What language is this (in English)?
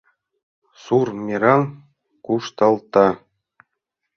Mari